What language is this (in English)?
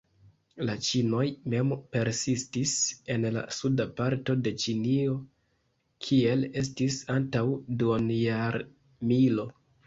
Esperanto